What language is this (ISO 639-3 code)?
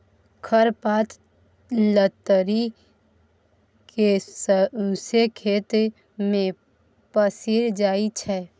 mai